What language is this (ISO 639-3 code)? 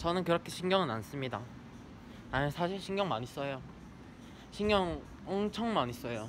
kor